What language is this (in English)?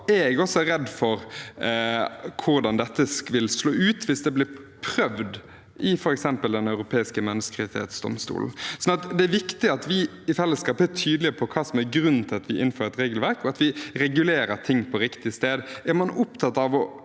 Norwegian